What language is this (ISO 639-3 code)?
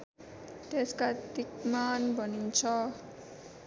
nep